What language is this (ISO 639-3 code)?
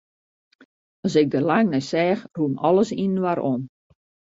fry